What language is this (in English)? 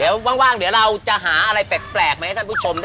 Thai